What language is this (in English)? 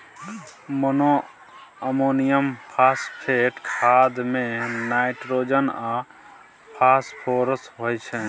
Maithili